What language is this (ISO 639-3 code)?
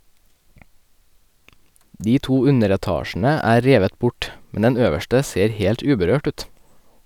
nor